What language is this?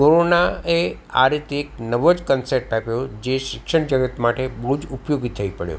Gujarati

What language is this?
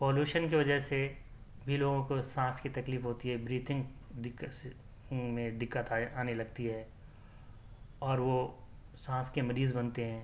Urdu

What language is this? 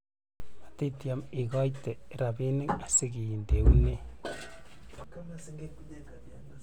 Kalenjin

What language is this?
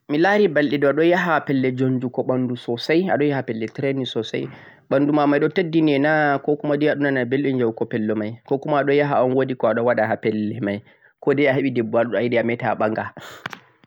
Central-Eastern Niger Fulfulde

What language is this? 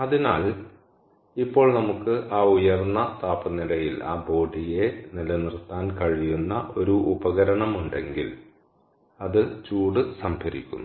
Malayalam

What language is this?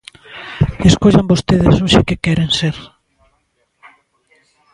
Galician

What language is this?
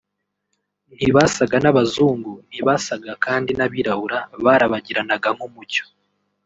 Kinyarwanda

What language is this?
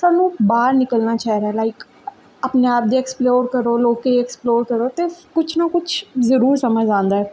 Dogri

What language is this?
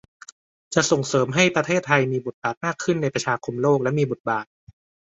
Thai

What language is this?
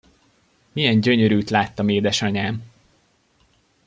Hungarian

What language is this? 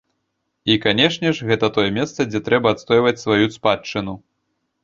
Belarusian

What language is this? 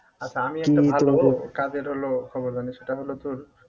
Bangla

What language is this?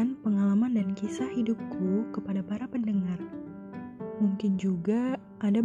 Indonesian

